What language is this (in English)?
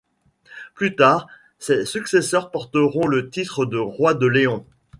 French